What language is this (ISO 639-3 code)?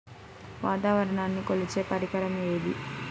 tel